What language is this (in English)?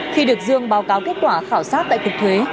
Vietnamese